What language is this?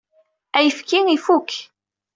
Kabyle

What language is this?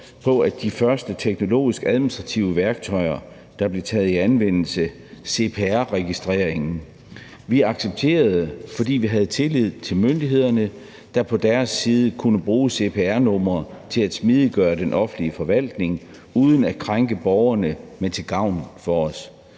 Danish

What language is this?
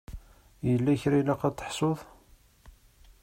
Kabyle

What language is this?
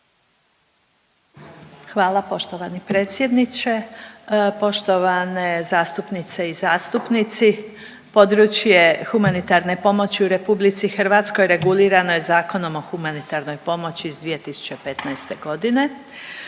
Croatian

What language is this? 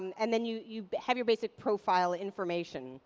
English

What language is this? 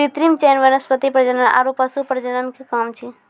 Maithili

